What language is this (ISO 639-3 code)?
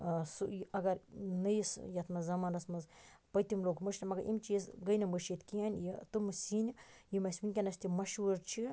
kas